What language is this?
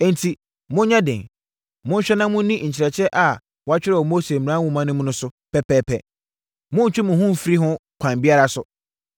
Akan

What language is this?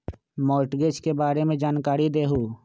Magahi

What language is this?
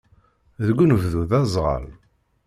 Kabyle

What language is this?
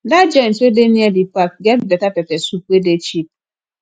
Nigerian Pidgin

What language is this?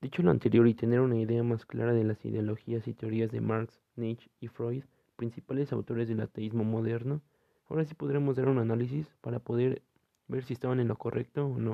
Spanish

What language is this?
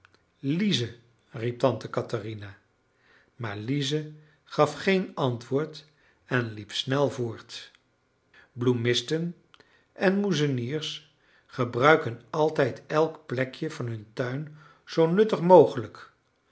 Dutch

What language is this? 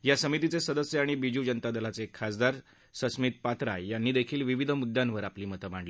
Marathi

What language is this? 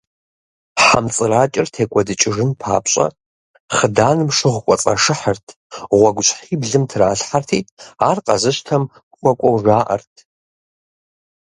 Kabardian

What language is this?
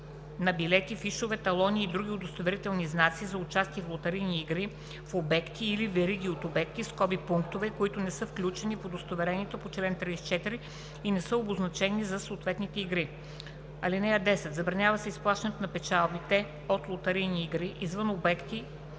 Bulgarian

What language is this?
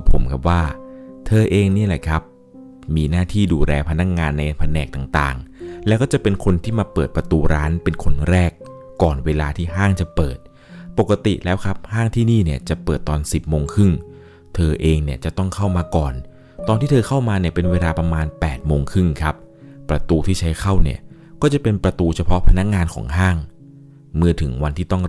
Thai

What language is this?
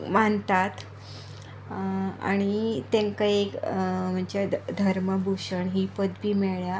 Konkani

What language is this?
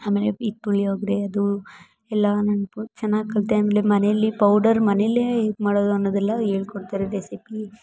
Kannada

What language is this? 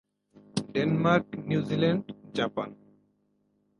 Bangla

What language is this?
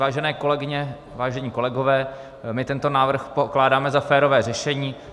Czech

